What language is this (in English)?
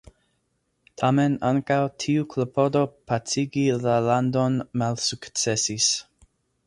Esperanto